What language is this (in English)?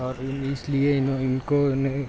Urdu